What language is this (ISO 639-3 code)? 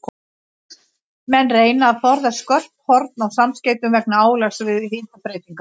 isl